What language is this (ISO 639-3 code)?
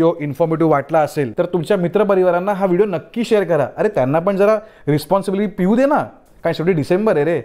mar